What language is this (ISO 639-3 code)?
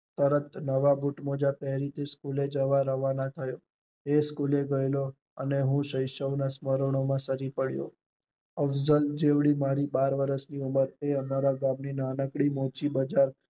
guj